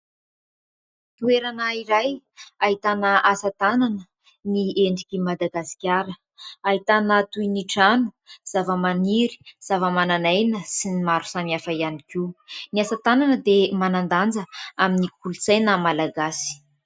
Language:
Malagasy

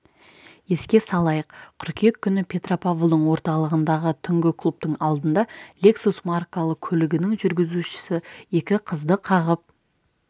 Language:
Kazakh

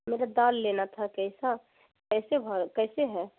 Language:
Urdu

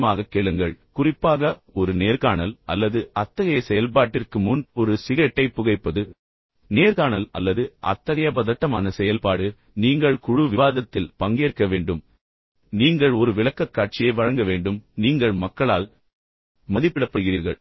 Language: Tamil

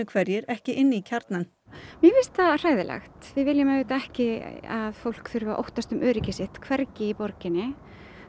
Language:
Icelandic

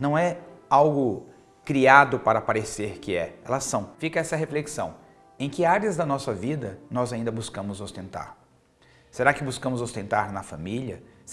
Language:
Portuguese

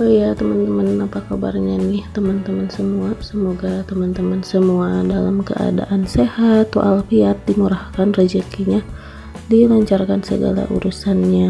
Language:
Indonesian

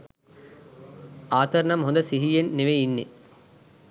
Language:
Sinhala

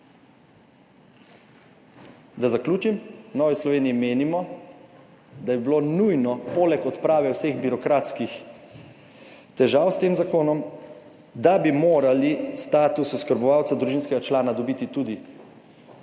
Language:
Slovenian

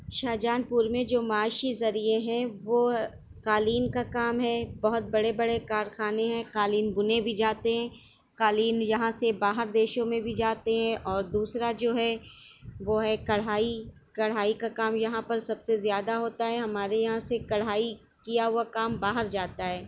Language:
Urdu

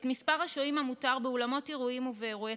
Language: Hebrew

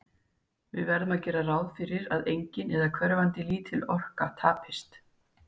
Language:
Icelandic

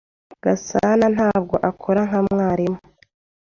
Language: Kinyarwanda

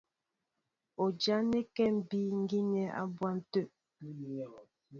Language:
Mbo (Cameroon)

